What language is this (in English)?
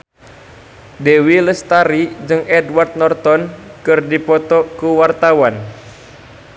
Sundanese